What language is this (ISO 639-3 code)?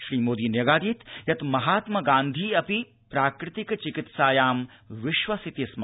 san